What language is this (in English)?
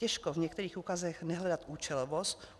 Czech